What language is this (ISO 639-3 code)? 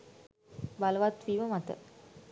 sin